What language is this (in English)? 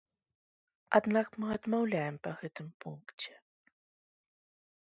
Belarusian